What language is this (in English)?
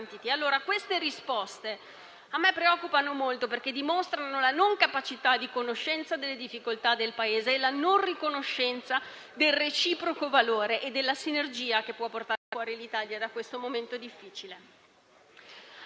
Italian